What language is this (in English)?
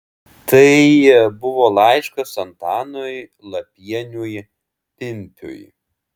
Lithuanian